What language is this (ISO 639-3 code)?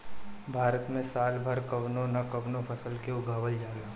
bho